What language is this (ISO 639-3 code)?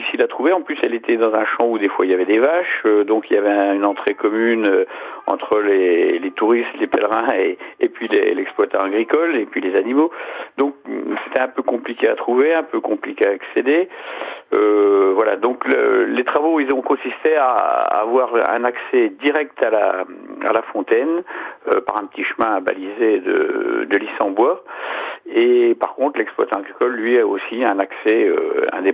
fra